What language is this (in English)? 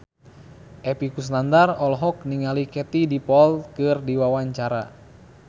Sundanese